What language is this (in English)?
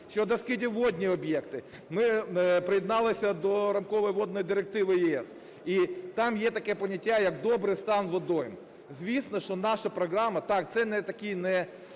Ukrainian